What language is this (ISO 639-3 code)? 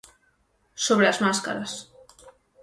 glg